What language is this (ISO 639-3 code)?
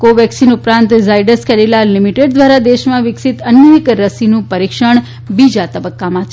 guj